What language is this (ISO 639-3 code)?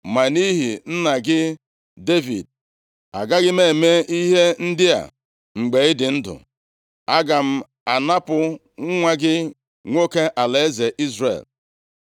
ibo